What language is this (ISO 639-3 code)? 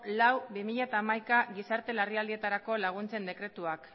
eus